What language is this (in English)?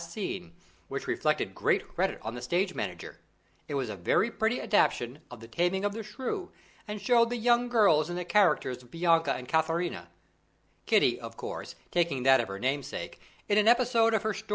English